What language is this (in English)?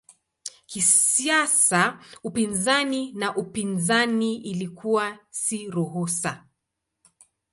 Swahili